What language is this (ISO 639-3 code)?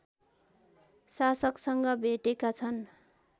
nep